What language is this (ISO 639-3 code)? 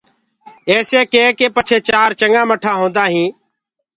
ggg